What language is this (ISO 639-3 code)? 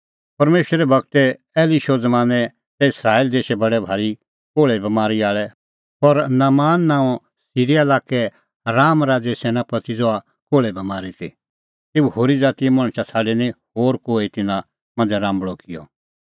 kfx